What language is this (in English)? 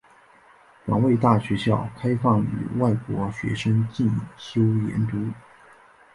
Chinese